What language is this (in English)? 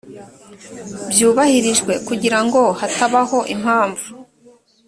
Kinyarwanda